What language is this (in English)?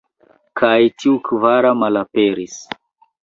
Esperanto